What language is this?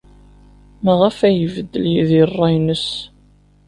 Kabyle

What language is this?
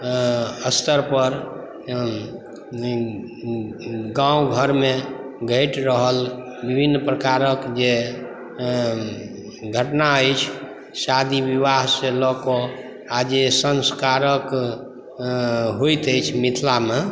Maithili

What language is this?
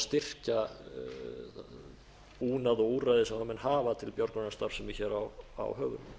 Icelandic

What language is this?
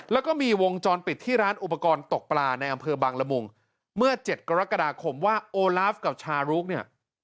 Thai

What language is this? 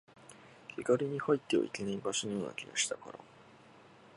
Japanese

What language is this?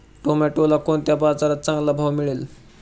Marathi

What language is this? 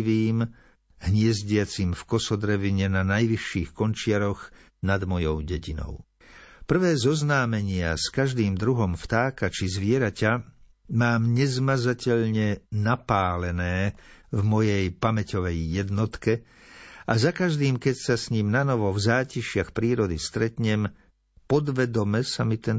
Slovak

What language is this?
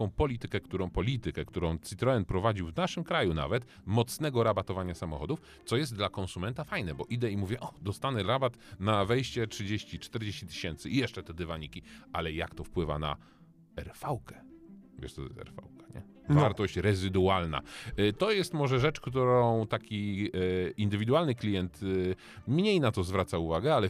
Polish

